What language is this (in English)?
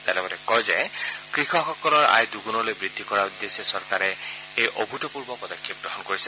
Assamese